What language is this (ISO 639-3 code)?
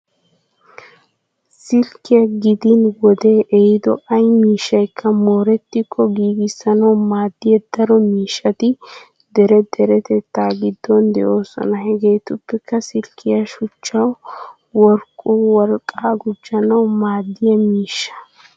wal